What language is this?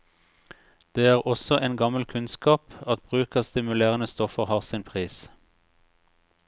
Norwegian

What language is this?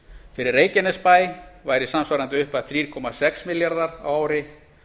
Icelandic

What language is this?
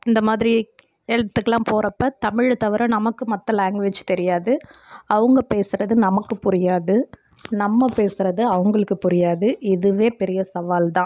Tamil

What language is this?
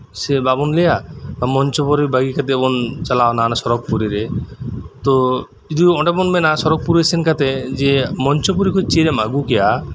Santali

